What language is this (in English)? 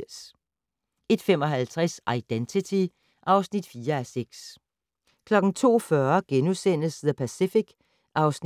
Danish